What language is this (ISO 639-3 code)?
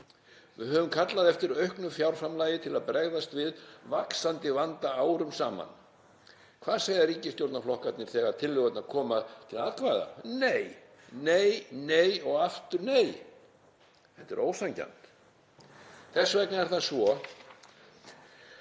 isl